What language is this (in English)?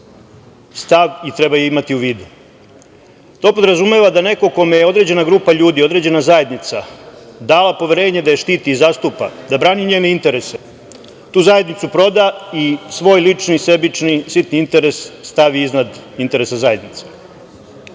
Serbian